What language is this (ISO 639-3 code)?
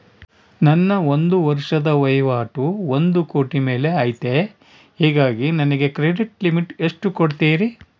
kan